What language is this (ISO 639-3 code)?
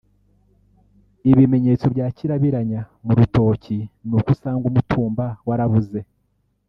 kin